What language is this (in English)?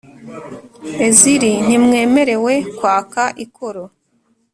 Kinyarwanda